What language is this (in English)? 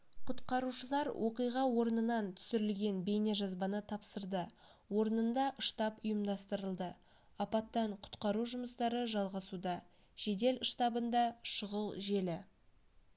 Kazakh